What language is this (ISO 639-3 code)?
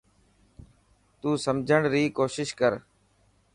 mki